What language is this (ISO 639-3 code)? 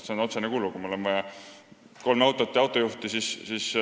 est